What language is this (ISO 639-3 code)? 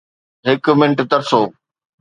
snd